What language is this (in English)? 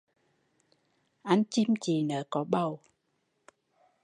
Vietnamese